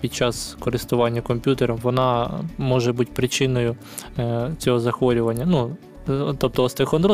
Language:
Ukrainian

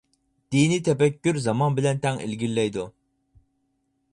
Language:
Uyghur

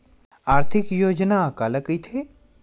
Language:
Chhattisgarhi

